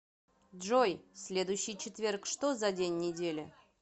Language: Russian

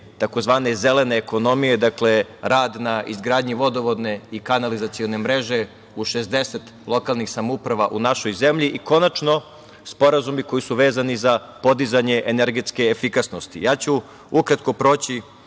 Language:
Serbian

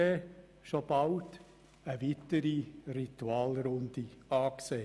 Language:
Swiss German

